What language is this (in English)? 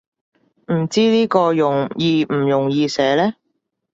Cantonese